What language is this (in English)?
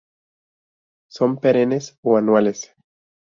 Spanish